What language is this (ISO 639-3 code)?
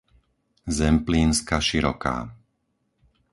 slk